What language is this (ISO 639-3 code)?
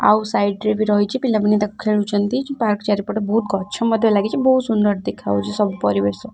ori